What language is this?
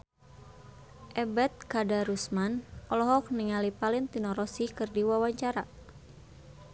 Sundanese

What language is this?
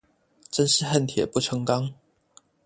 Chinese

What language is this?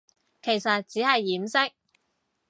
Cantonese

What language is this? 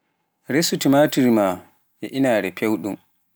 Pular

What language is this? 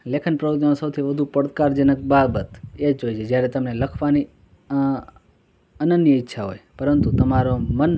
Gujarati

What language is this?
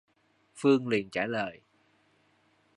Vietnamese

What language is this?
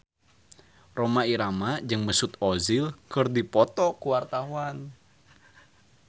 Sundanese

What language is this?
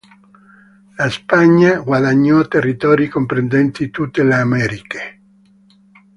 Italian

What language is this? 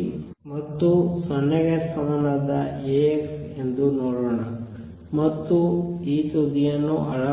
Kannada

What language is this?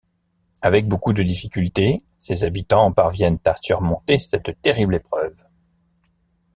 French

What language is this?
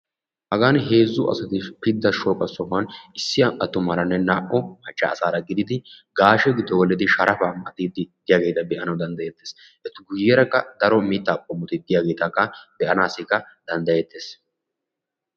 Wolaytta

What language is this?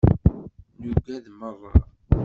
Kabyle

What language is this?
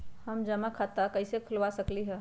Magahi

